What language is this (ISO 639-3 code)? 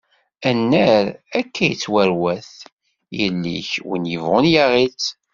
kab